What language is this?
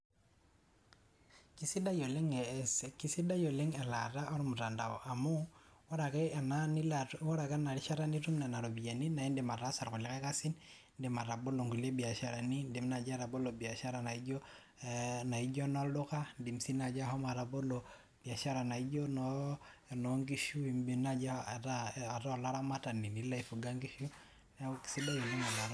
Masai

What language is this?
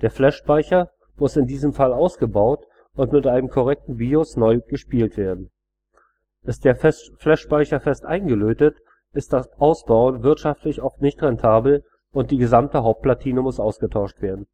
German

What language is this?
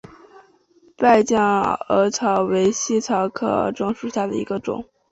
Chinese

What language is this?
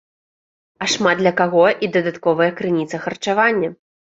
Belarusian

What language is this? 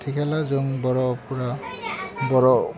Bodo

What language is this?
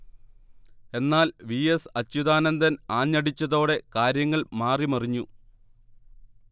Malayalam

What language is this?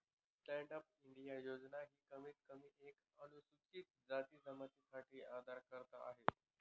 Marathi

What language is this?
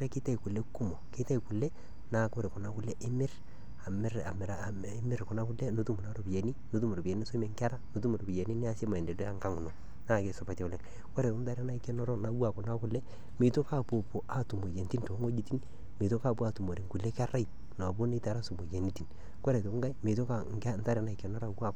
Masai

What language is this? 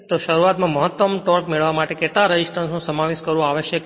Gujarati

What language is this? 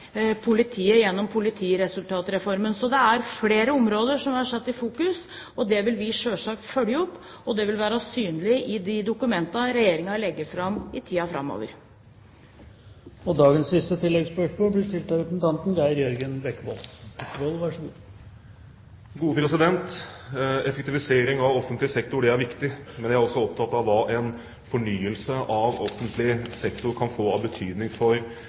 Norwegian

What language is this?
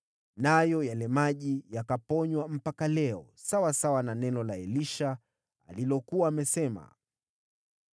Swahili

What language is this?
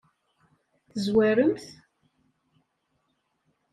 Kabyle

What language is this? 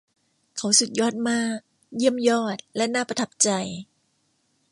Thai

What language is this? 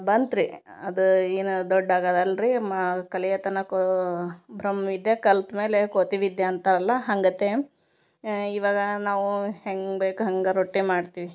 Kannada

